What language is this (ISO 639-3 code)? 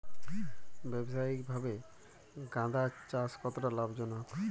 ben